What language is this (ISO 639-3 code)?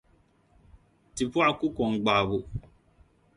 dag